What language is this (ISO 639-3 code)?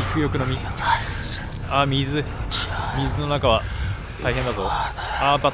jpn